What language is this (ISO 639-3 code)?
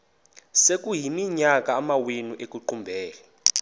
xho